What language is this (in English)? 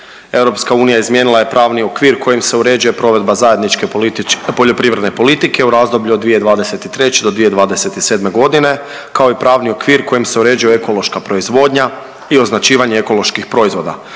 Croatian